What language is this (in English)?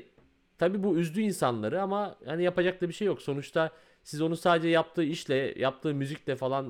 Turkish